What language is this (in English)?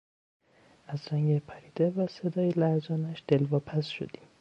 Persian